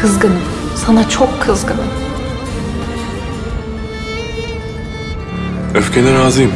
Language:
Turkish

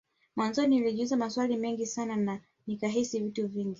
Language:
Swahili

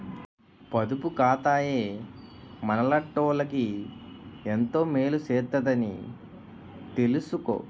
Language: Telugu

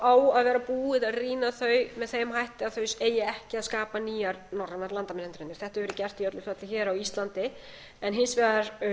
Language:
Icelandic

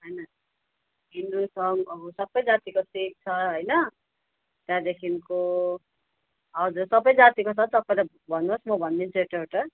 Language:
Nepali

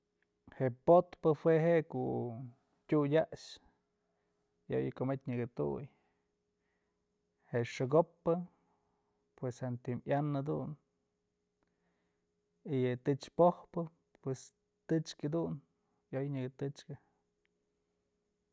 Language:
Mazatlán Mixe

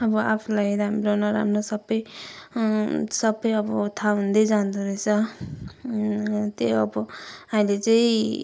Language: Nepali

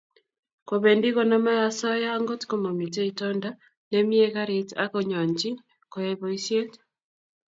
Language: Kalenjin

